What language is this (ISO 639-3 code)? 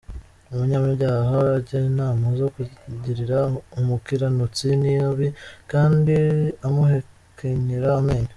kin